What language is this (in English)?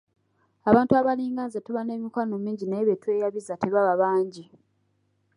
Ganda